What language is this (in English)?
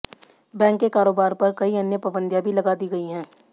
Hindi